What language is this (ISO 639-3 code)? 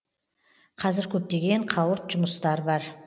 kaz